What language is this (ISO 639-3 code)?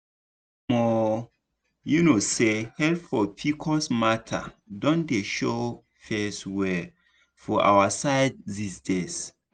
pcm